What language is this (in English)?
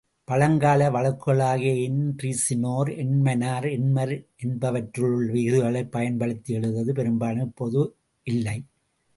Tamil